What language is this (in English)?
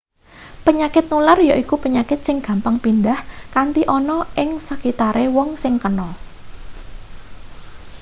Javanese